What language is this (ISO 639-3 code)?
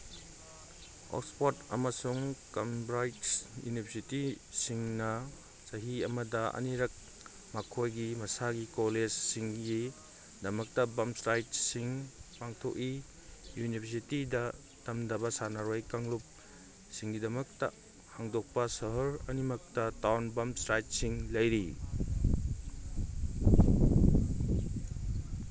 mni